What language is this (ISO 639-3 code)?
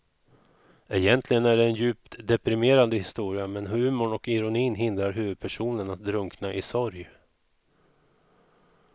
swe